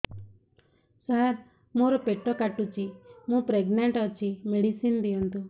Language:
Odia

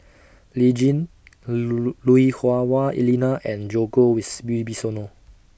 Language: English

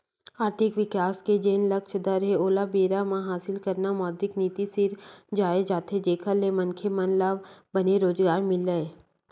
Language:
Chhattisgarhi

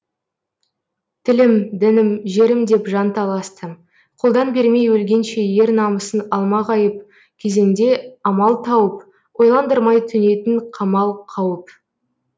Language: Kazakh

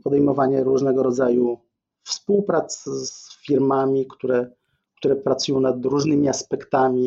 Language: Polish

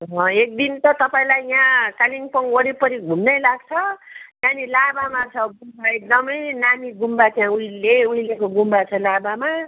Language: Nepali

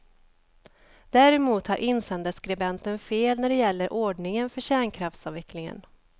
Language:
Swedish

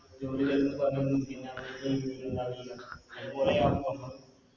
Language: Malayalam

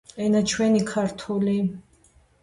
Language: Georgian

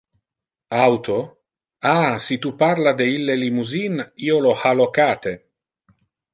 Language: Interlingua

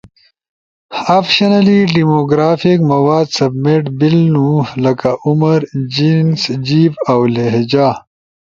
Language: Ushojo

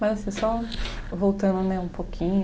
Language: Portuguese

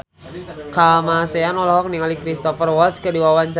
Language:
Sundanese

